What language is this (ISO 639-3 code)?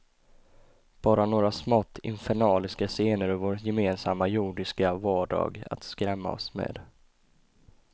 swe